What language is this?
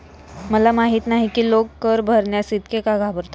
Marathi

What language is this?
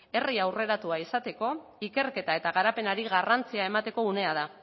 Basque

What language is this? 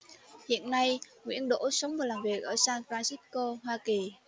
Vietnamese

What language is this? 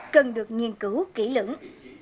Vietnamese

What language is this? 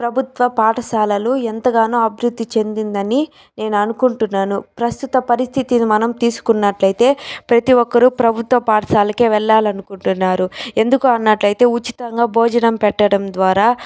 Telugu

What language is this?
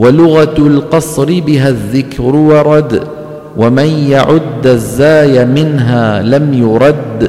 Arabic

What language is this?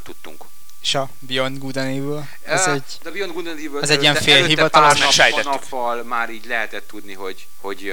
Hungarian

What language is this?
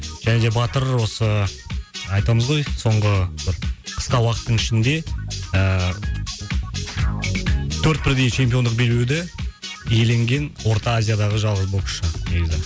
Kazakh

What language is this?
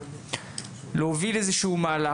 Hebrew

